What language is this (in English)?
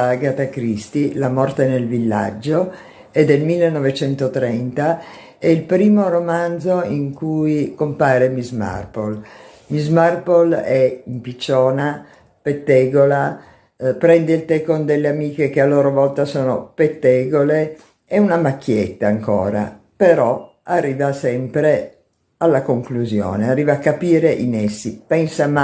Italian